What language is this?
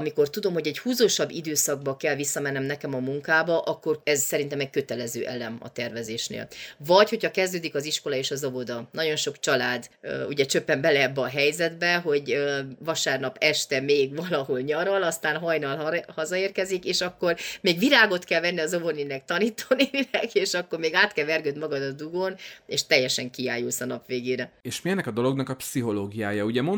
Hungarian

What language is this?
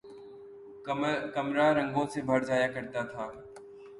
Urdu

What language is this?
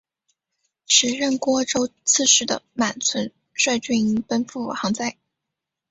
Chinese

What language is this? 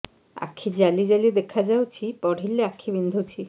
Odia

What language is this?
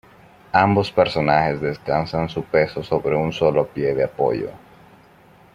Spanish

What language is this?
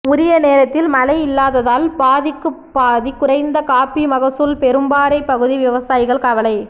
Tamil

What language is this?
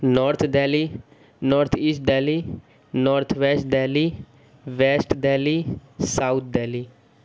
Urdu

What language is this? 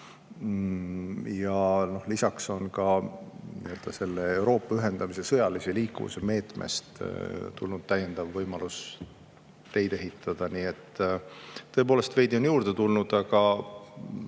Estonian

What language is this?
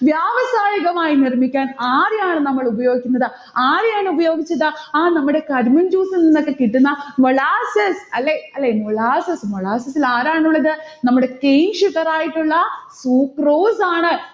Malayalam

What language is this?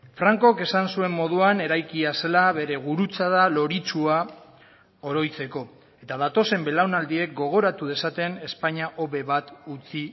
Basque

